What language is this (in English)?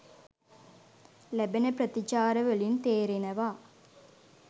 Sinhala